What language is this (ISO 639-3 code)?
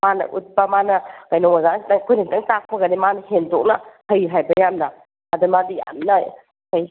mni